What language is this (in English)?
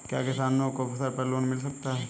Hindi